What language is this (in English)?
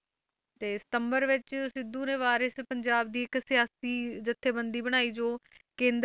Punjabi